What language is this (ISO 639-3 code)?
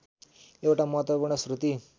nep